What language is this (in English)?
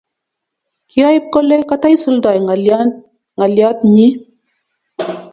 Kalenjin